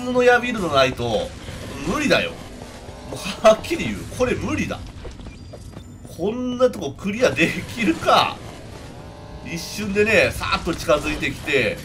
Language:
Japanese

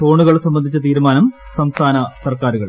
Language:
Malayalam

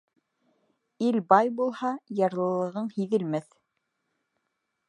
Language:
Bashkir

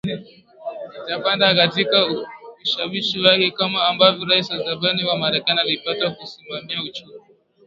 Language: Swahili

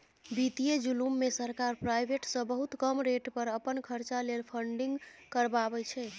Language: Maithili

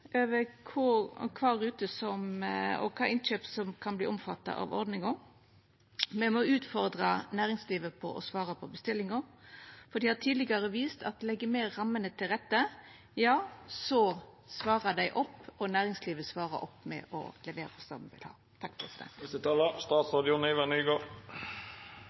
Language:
Norwegian Nynorsk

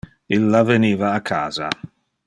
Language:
Interlingua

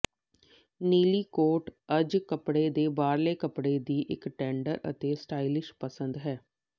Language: Punjabi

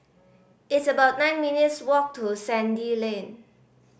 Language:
English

